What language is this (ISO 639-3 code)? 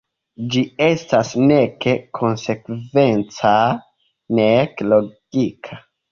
epo